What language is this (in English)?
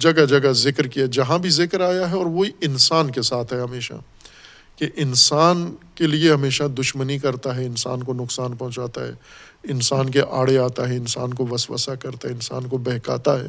Urdu